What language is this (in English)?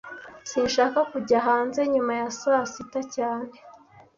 Kinyarwanda